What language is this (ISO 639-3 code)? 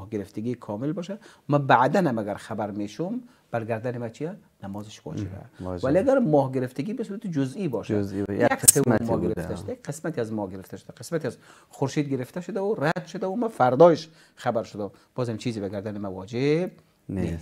fas